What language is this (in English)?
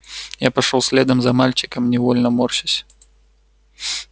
Russian